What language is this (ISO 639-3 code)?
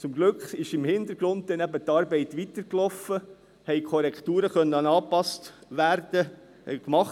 gsw